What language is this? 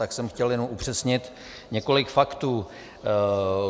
Czech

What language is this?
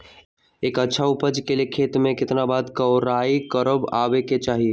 Magahi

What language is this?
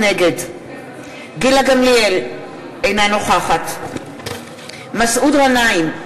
Hebrew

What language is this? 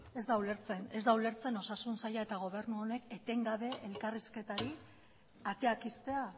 Basque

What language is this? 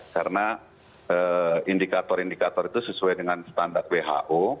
Indonesian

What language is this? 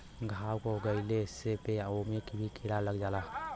Bhojpuri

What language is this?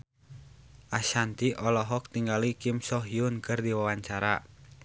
Sundanese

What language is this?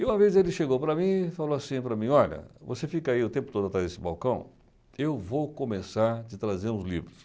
Portuguese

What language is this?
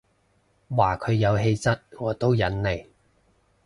Cantonese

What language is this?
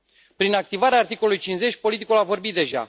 Romanian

